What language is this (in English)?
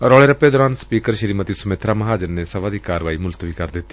Punjabi